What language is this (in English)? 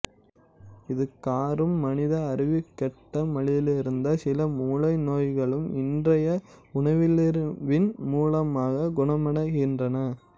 Tamil